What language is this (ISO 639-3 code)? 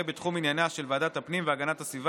heb